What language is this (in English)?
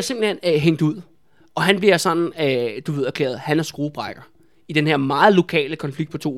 Danish